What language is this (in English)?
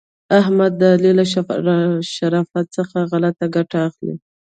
Pashto